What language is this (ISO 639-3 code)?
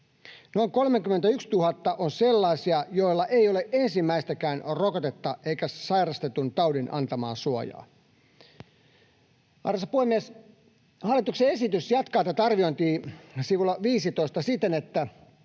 fin